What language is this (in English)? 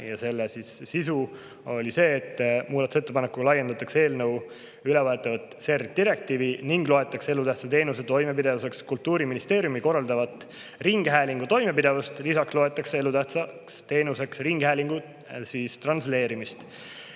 Estonian